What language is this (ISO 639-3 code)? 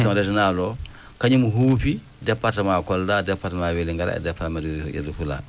ful